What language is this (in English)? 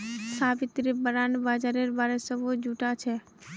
Magahi